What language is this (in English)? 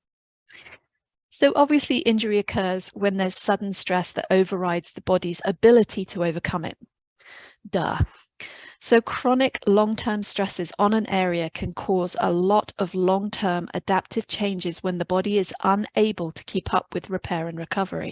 English